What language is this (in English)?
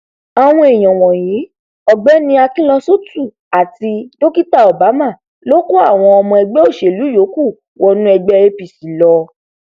Yoruba